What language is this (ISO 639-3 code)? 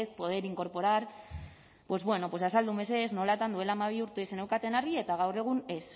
eus